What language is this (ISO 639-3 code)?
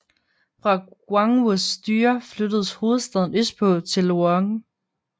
dan